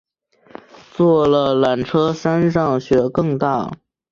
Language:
Chinese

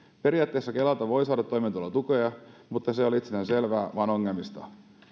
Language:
Finnish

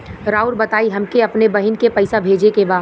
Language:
Bhojpuri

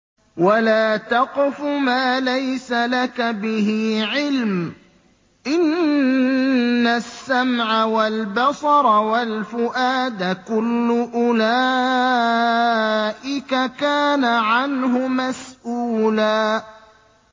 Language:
Arabic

